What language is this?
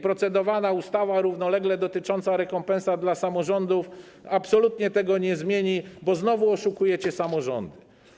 Polish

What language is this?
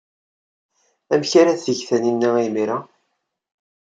Kabyle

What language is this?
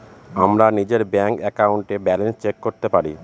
Bangla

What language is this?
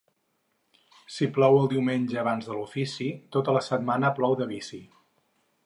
Catalan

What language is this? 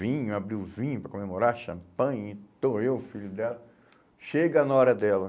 Portuguese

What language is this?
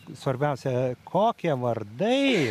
Lithuanian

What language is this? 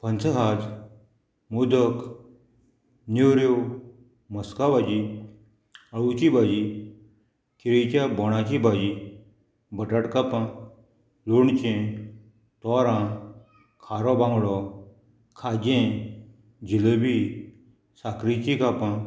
Konkani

